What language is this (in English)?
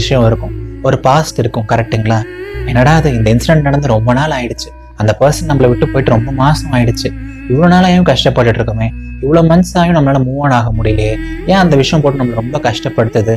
Tamil